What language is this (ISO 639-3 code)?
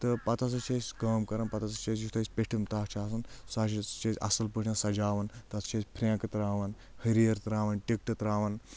kas